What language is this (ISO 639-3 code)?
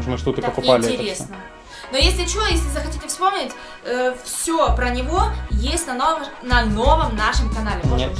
rus